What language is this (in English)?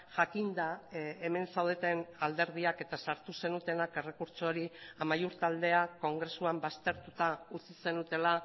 Basque